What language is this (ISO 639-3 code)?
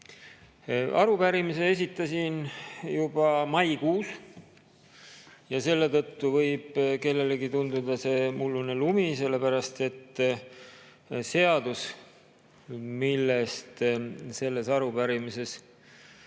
est